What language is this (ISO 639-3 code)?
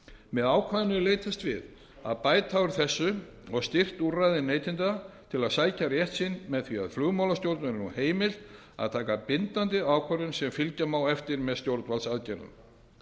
isl